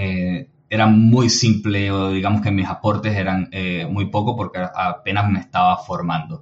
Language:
Spanish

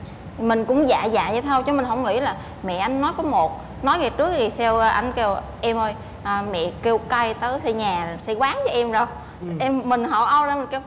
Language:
Vietnamese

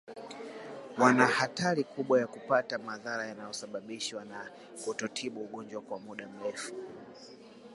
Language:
Swahili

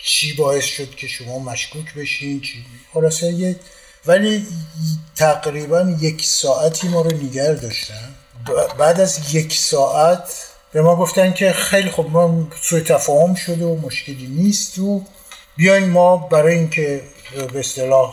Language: Persian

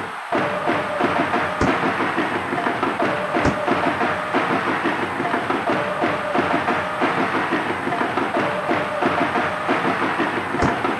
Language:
Japanese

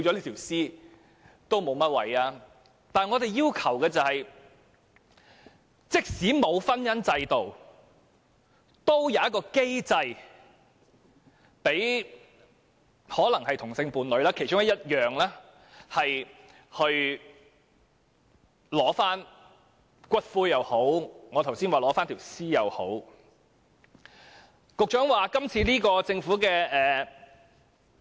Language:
Cantonese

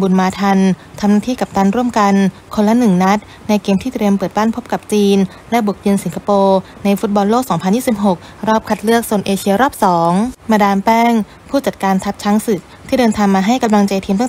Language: Thai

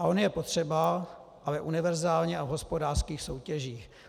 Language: Czech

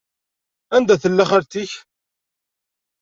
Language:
Kabyle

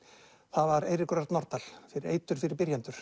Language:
Icelandic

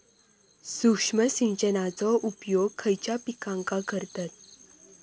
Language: Marathi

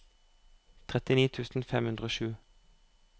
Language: Norwegian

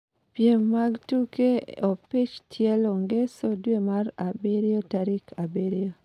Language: Luo (Kenya and Tanzania)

